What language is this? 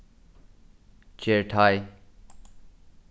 Faroese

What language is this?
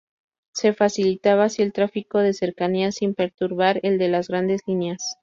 Spanish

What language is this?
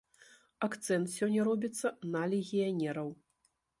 Belarusian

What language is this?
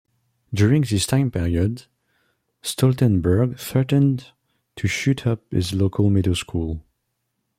English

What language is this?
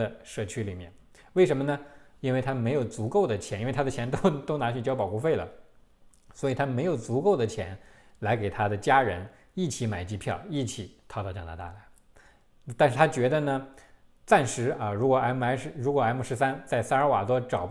Chinese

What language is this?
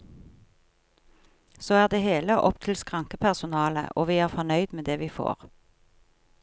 Norwegian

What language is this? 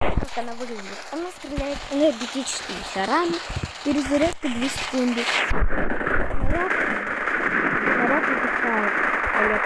Russian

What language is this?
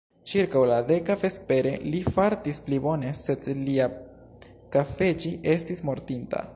Esperanto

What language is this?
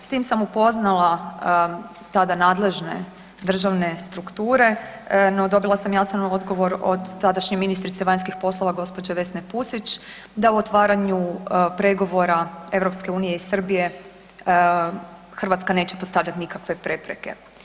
Croatian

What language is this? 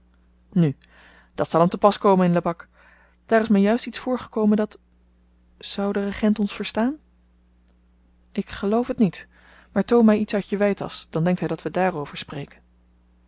Dutch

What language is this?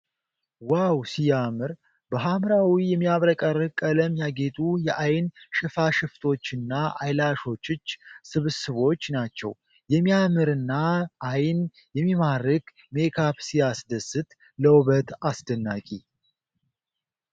Amharic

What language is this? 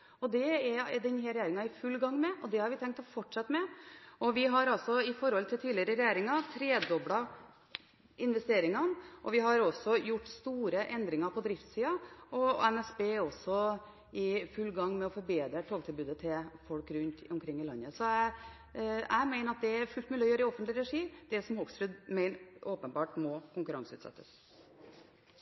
Norwegian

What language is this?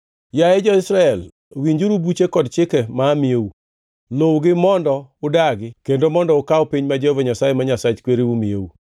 Luo (Kenya and Tanzania)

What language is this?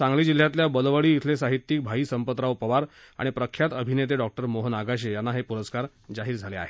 Marathi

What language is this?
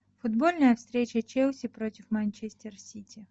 Russian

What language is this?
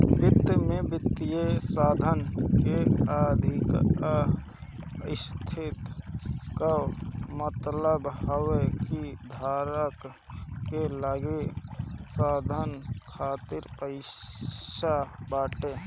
Bhojpuri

